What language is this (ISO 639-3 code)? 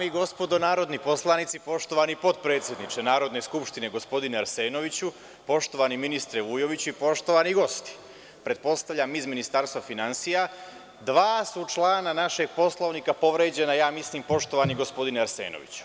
srp